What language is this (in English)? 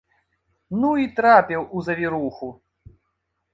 Belarusian